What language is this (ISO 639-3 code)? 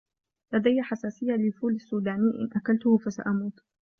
ara